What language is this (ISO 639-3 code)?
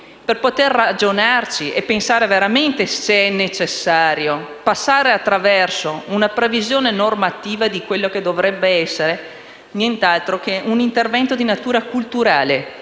ita